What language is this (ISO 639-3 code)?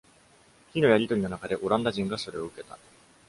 jpn